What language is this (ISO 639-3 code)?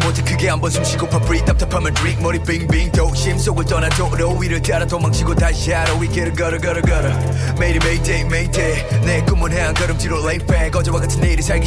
eng